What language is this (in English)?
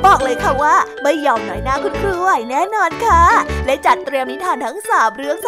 Thai